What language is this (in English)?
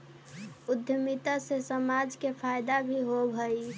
Magahi